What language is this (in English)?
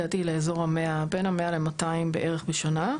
Hebrew